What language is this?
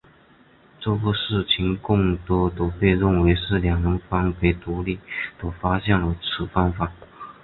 Chinese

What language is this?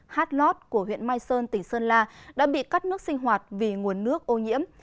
Vietnamese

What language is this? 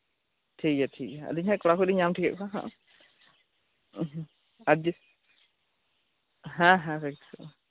Santali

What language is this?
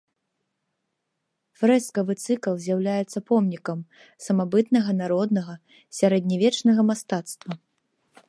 Belarusian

